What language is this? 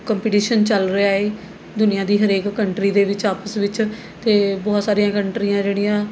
Punjabi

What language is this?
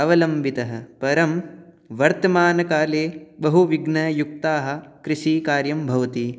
Sanskrit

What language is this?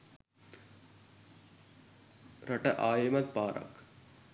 Sinhala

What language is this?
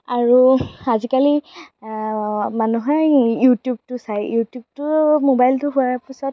Assamese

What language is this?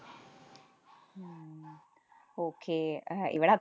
Malayalam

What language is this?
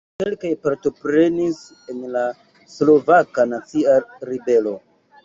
Esperanto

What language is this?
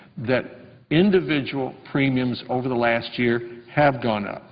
English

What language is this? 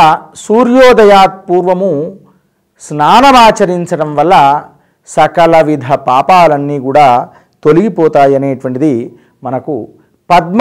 Telugu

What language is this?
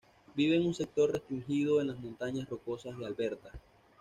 Spanish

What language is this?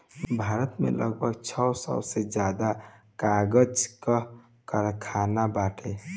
Bhojpuri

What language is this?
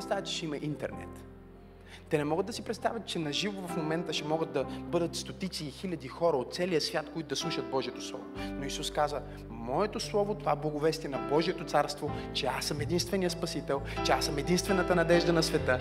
Bulgarian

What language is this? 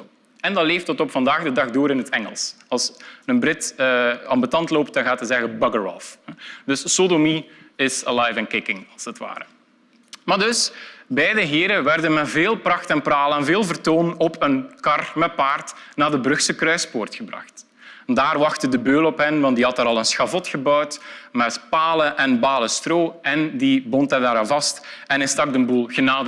Dutch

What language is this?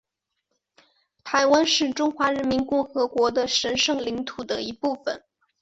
Chinese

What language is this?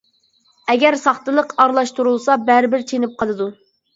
Uyghur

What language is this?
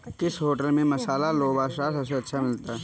Hindi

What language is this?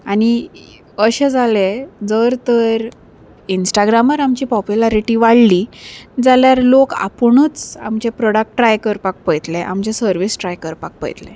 Konkani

